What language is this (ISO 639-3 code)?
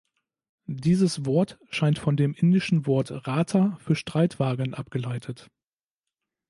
deu